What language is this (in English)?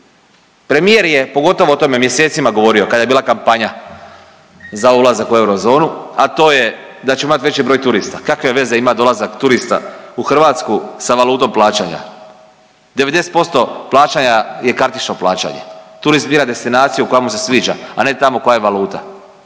Croatian